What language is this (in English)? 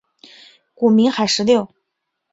Chinese